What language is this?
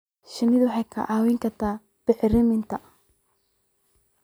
Somali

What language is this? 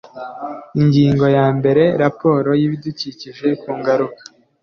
Kinyarwanda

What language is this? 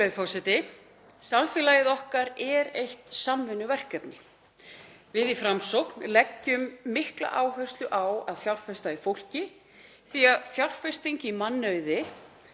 Icelandic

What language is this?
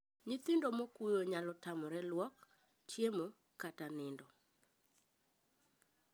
Luo (Kenya and Tanzania)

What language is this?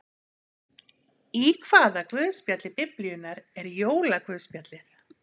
Icelandic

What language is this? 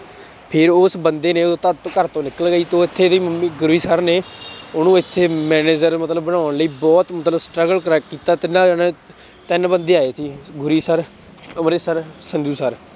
Punjabi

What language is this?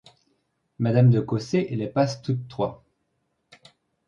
French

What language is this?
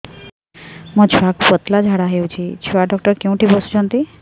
Odia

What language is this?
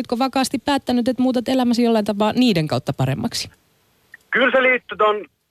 Finnish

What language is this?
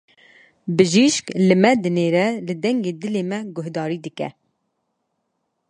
Kurdish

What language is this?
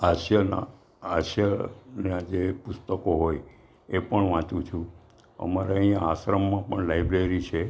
Gujarati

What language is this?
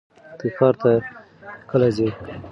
Pashto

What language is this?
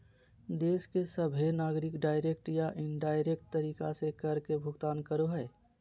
Magahi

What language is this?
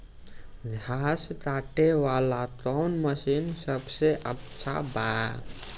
Bhojpuri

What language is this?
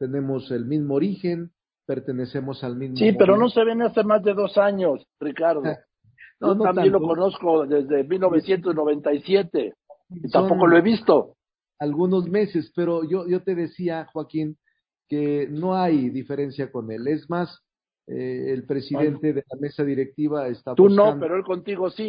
Spanish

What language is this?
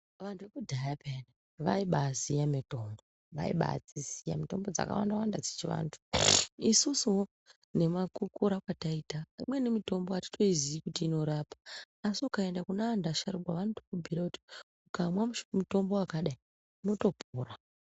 Ndau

